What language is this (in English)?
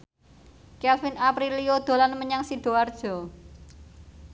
Javanese